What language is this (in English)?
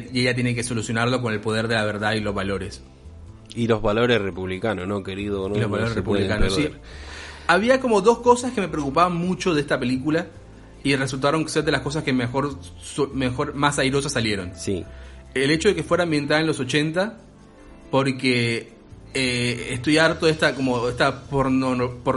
Spanish